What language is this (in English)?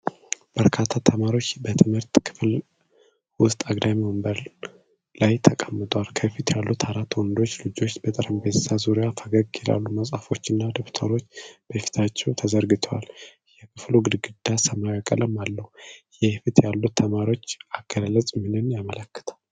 Amharic